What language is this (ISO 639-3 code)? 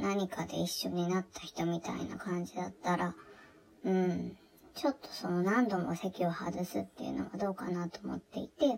jpn